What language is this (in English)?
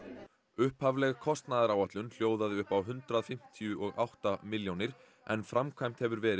Icelandic